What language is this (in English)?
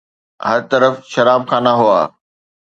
Sindhi